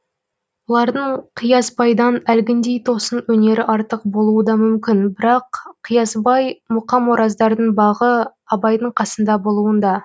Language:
Kazakh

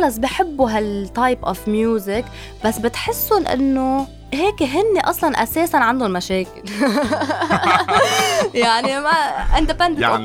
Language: Arabic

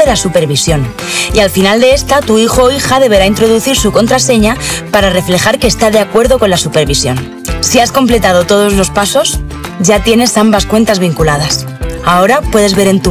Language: Spanish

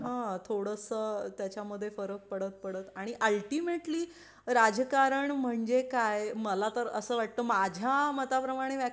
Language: Marathi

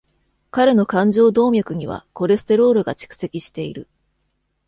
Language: Japanese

